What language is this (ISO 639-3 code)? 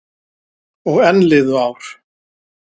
isl